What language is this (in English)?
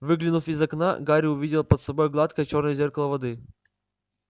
Russian